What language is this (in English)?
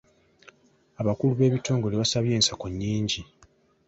Ganda